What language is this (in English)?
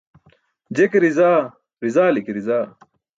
Burushaski